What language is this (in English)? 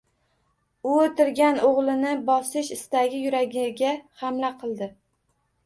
Uzbek